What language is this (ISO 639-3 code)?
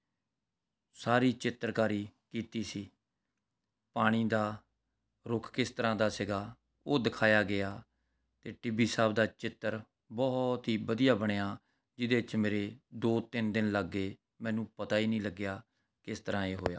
pan